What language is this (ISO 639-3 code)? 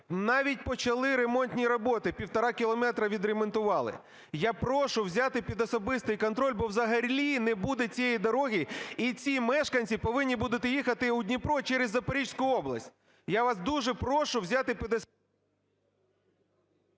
ukr